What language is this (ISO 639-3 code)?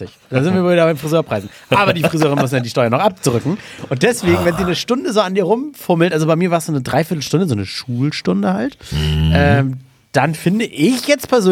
deu